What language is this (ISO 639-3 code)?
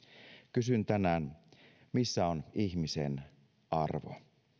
fin